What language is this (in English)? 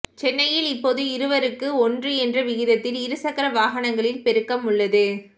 Tamil